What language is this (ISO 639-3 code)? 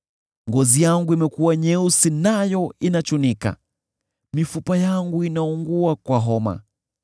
swa